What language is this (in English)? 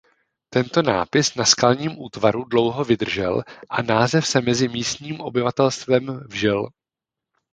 Czech